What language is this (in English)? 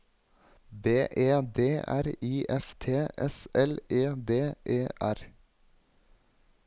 Norwegian